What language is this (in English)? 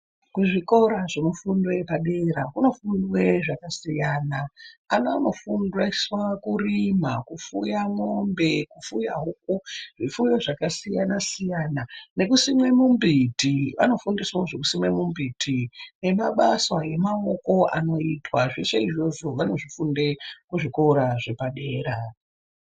Ndau